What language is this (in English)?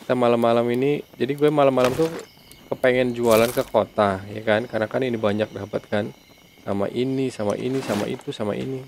Indonesian